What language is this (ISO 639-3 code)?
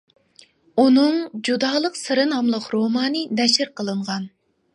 uig